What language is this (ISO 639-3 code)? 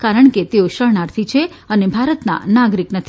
guj